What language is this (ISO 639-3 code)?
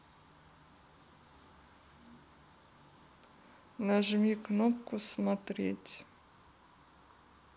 rus